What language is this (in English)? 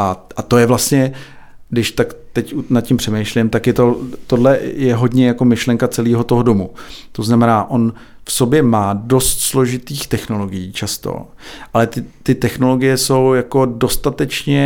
Czech